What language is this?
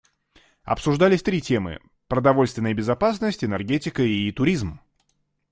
Russian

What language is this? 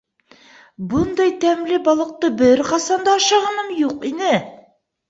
Bashkir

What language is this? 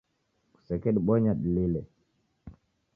Taita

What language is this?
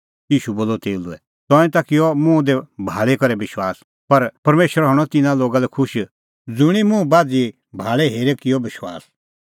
Kullu Pahari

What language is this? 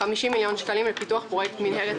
Hebrew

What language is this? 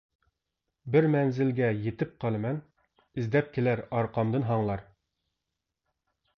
Uyghur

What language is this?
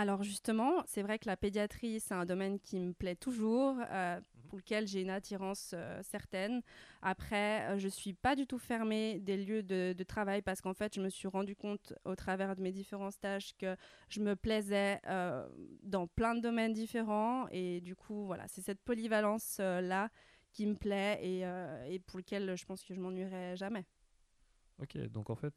French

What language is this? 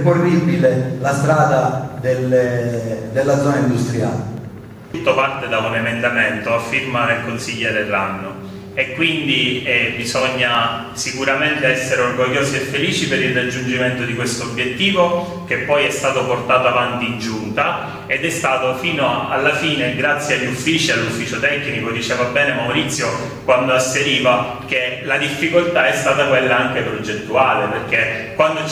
Italian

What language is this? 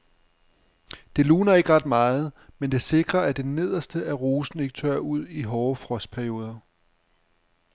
Danish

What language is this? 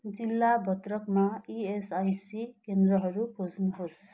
Nepali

